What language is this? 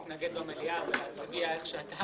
Hebrew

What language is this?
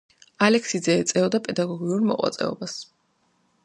Georgian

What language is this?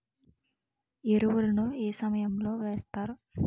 Telugu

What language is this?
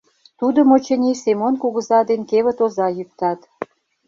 Mari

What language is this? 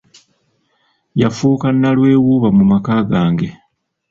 Ganda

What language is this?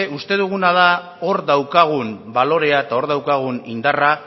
Basque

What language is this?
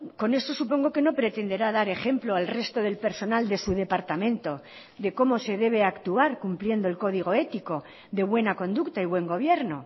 Spanish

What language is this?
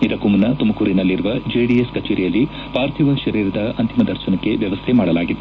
Kannada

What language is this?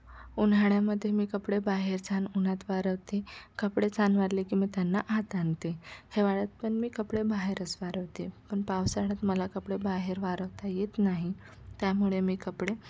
Marathi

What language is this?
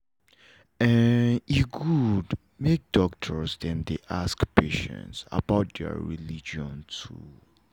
Nigerian Pidgin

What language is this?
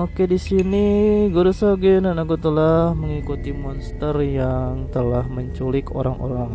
Indonesian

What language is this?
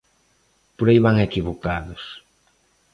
Galician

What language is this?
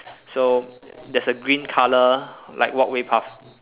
English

